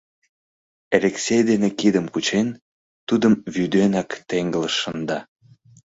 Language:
Mari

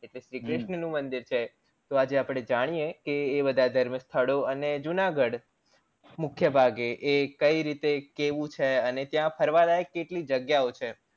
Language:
Gujarati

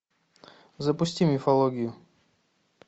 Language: Russian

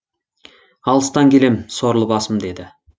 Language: Kazakh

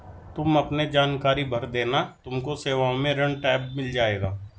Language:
Hindi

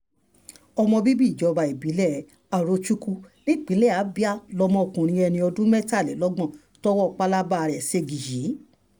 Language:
Yoruba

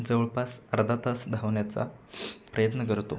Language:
Marathi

